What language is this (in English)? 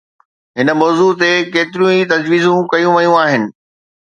Sindhi